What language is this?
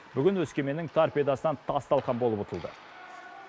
Kazakh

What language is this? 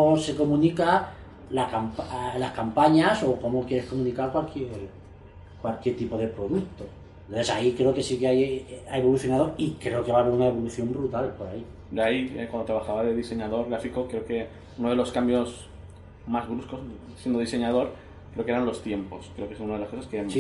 Spanish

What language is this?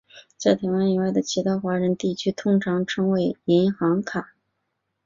Chinese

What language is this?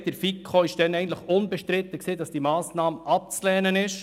Swiss German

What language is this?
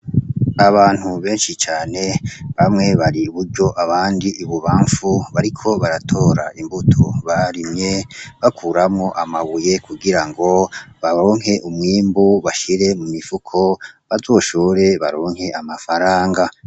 Rundi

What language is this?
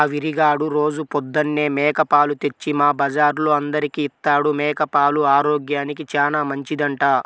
Telugu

